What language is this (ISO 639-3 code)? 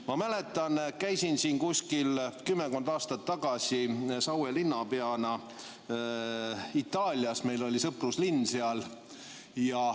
est